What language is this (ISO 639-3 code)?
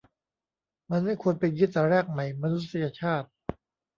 tha